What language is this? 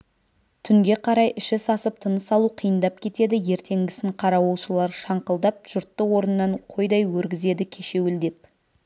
Kazakh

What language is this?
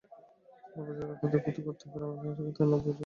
Bangla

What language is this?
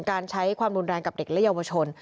Thai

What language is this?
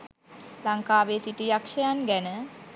Sinhala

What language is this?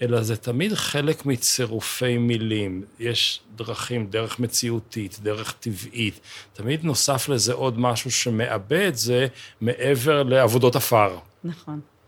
Hebrew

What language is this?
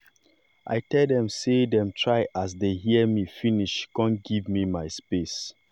Nigerian Pidgin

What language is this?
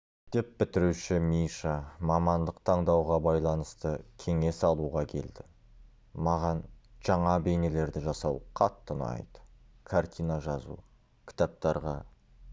Kazakh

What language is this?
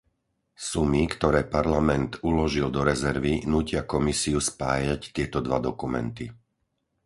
Slovak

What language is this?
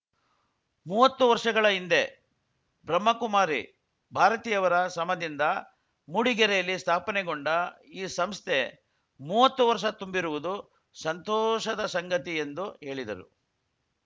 Kannada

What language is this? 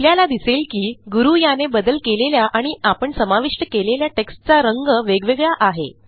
Marathi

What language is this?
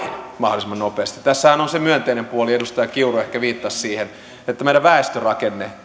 Finnish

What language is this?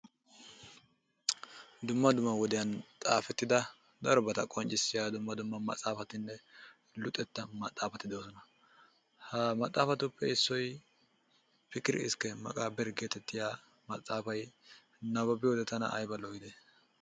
Wolaytta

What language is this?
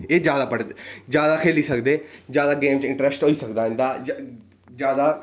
Dogri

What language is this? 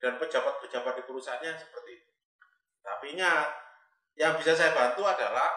Indonesian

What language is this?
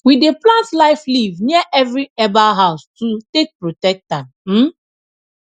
Nigerian Pidgin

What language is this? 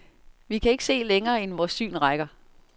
Danish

